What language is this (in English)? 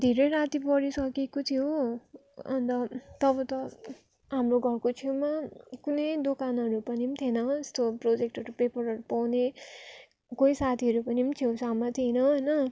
Nepali